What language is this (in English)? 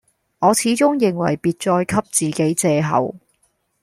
Cantonese